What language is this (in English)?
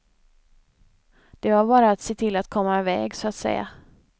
Swedish